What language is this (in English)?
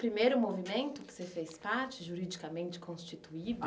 Portuguese